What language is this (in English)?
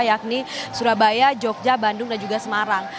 Indonesian